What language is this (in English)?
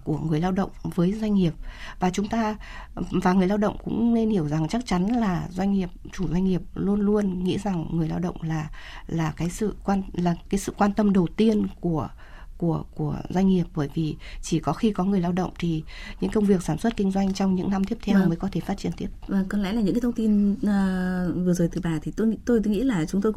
Vietnamese